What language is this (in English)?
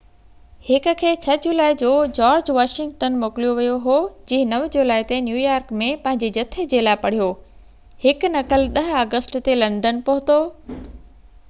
Sindhi